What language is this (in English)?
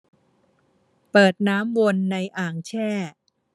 Thai